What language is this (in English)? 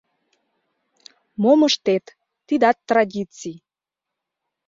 Mari